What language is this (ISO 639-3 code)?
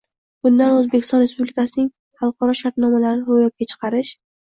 uzb